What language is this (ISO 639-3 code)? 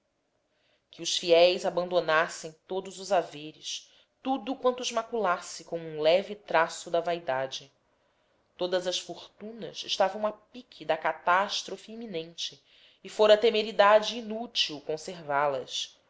por